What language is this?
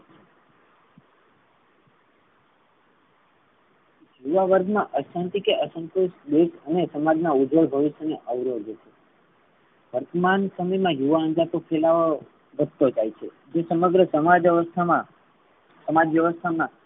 Gujarati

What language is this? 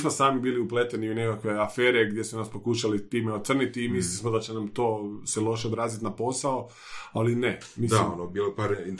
Croatian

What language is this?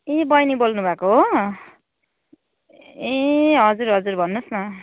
Nepali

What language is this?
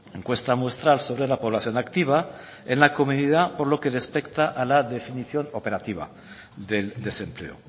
Spanish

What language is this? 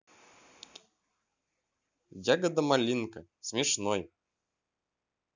Russian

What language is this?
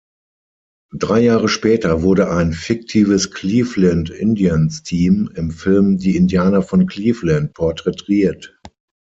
German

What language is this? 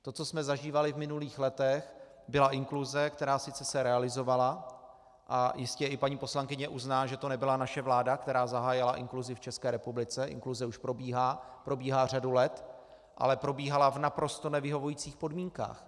Czech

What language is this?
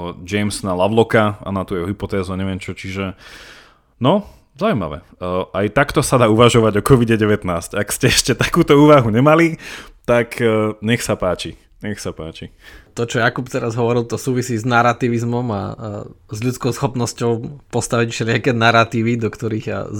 Slovak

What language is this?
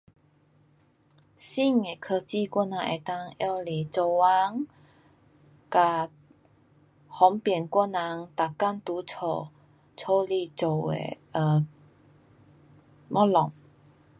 Pu-Xian Chinese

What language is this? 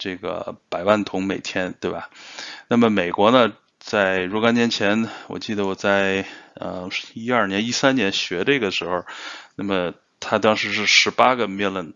Chinese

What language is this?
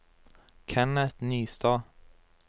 Norwegian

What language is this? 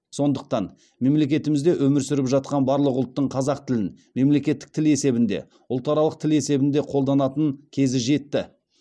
Kazakh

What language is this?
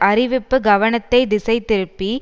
Tamil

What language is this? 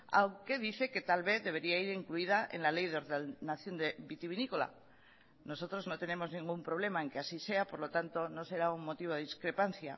Spanish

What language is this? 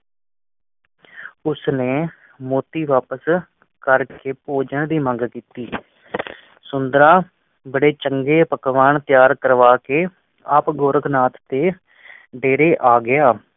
Punjabi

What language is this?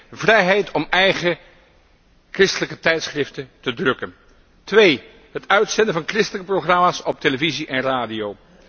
Dutch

